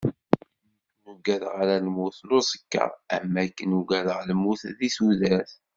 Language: Kabyle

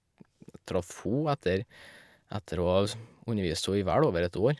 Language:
Norwegian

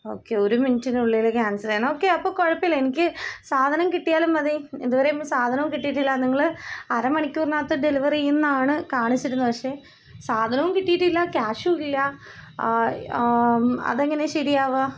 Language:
Malayalam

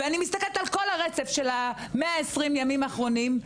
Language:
Hebrew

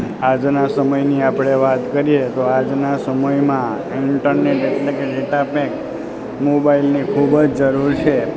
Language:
Gujarati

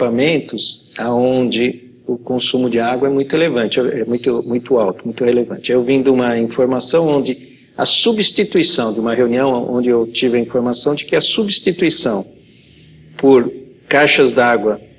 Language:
Portuguese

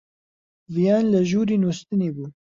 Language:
Central Kurdish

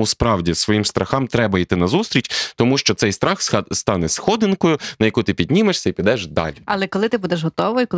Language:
Ukrainian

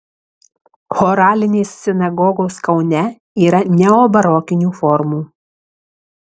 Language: Lithuanian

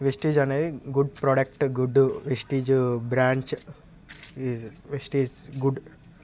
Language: Telugu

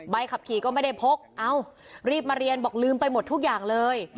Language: Thai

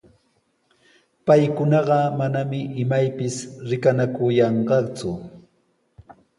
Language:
Sihuas Ancash Quechua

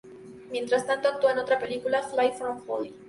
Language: Spanish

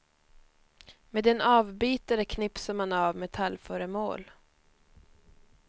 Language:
Swedish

